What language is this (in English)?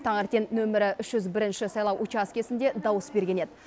Kazakh